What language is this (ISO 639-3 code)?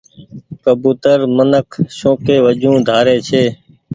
gig